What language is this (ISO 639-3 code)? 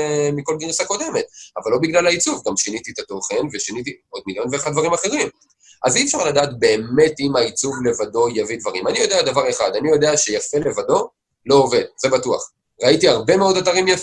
heb